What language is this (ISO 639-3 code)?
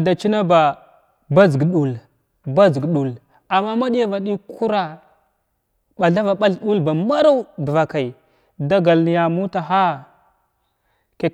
glw